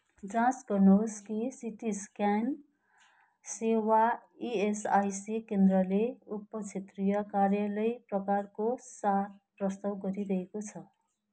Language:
Nepali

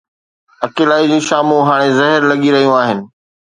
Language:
Sindhi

